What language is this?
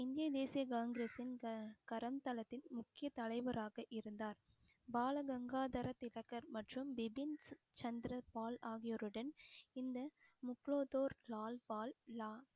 Tamil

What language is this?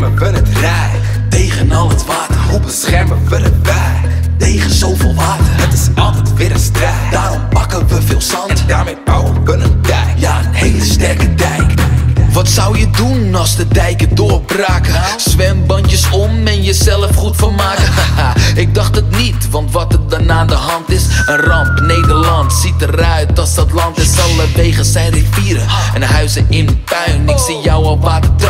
Dutch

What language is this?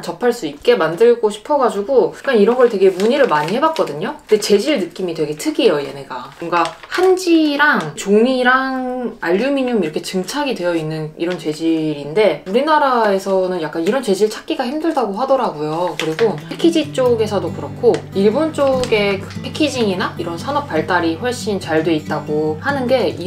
Korean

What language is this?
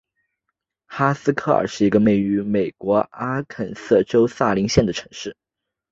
Chinese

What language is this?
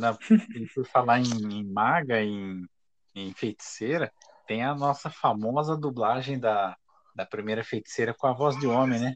Portuguese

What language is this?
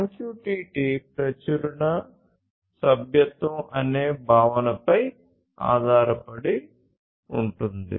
Telugu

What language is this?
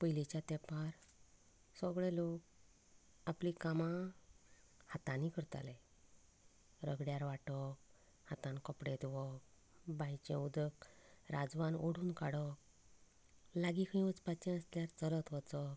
Konkani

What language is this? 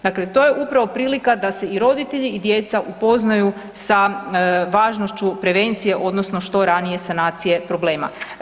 Croatian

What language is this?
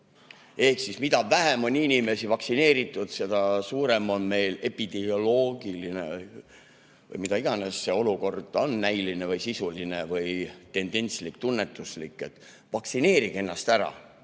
Estonian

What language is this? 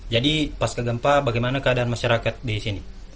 Indonesian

